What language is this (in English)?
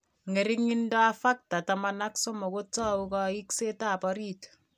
Kalenjin